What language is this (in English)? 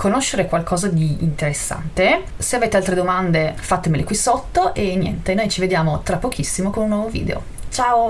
Italian